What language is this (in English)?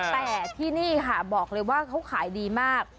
Thai